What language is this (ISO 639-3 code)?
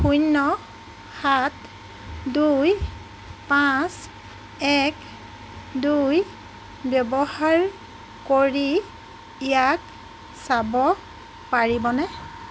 asm